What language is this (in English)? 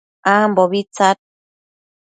Matsés